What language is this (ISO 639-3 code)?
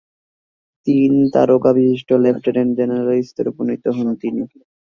ben